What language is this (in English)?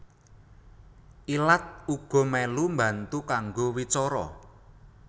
Javanese